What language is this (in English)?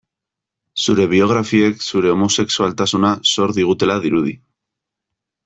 Basque